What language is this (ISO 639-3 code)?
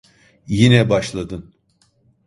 tur